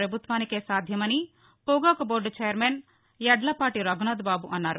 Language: Telugu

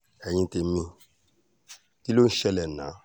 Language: Yoruba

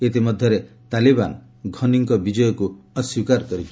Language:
Odia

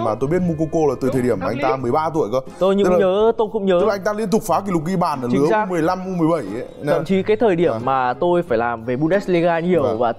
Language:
Vietnamese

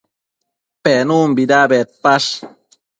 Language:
Matsés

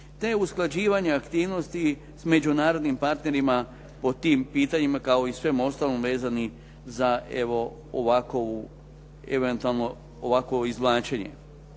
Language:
Croatian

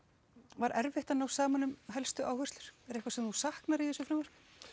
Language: Icelandic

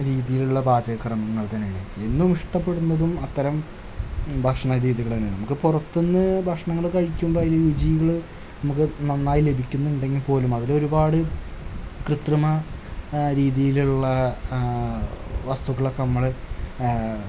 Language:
Malayalam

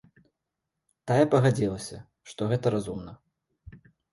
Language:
Belarusian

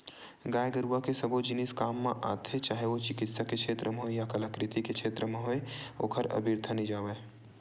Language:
Chhattisgarhi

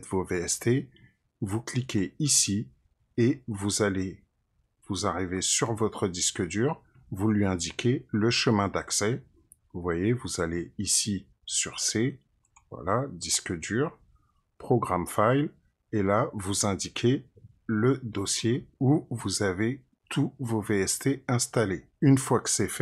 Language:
French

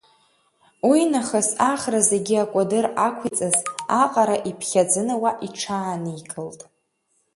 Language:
Abkhazian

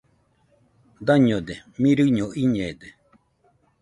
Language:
Nüpode Huitoto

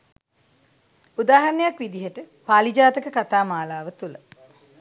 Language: Sinhala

